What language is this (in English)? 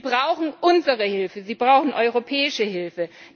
German